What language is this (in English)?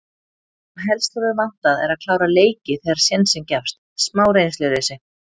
Icelandic